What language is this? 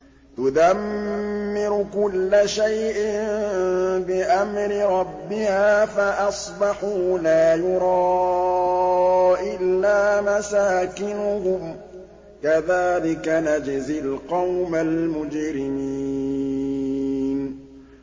Arabic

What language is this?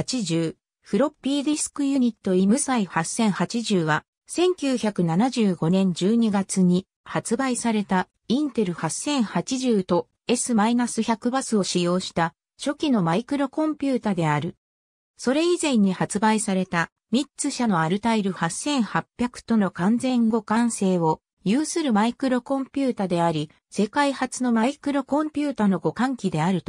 Japanese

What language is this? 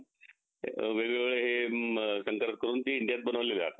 Marathi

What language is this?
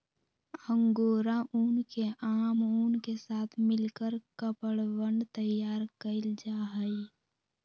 Magahi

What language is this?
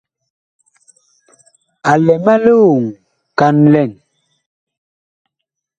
Bakoko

